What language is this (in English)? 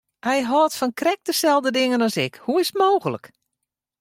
Western Frisian